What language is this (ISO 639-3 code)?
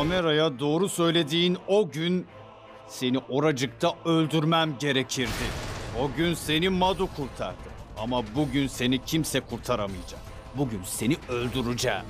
tur